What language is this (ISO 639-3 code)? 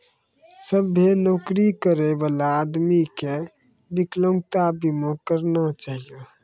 mai